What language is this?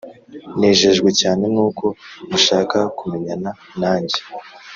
Kinyarwanda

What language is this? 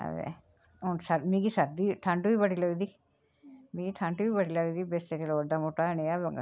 Dogri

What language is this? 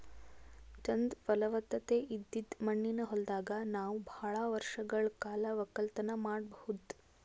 Kannada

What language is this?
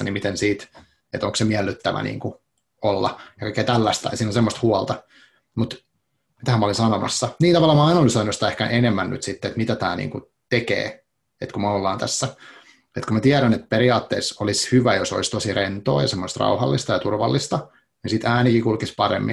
Finnish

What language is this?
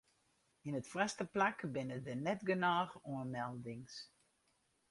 Western Frisian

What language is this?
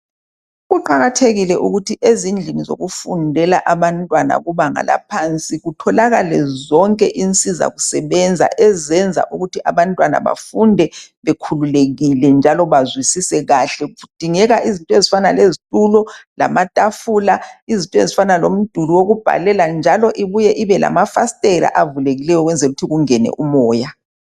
North Ndebele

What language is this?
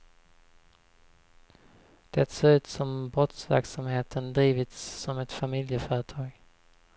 Swedish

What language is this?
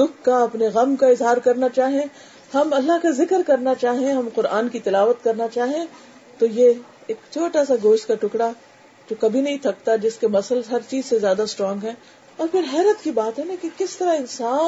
Urdu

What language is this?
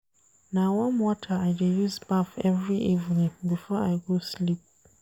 Nigerian Pidgin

